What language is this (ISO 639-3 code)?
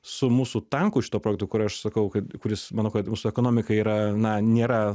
lit